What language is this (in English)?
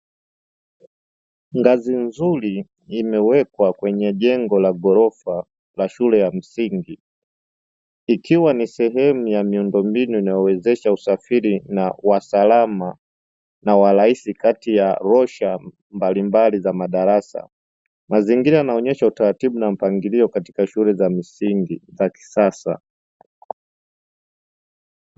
Swahili